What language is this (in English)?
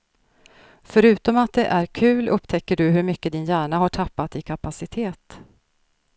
Swedish